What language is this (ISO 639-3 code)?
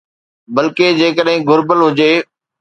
snd